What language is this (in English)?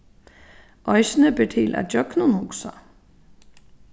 Faroese